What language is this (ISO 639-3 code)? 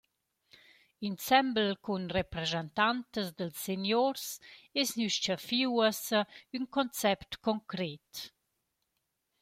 roh